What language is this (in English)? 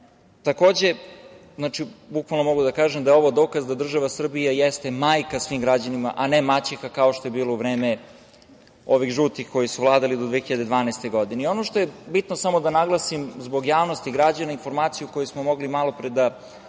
Serbian